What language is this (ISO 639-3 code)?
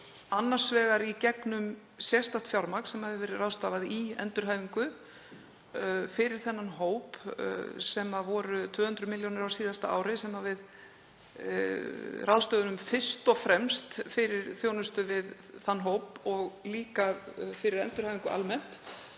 isl